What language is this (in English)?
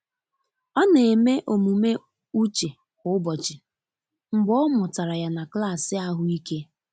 Igbo